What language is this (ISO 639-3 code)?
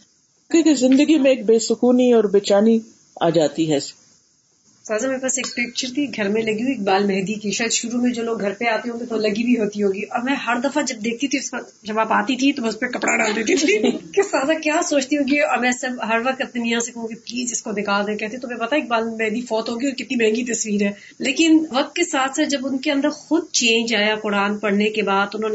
urd